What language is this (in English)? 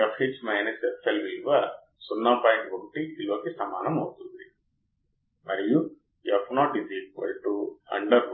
Telugu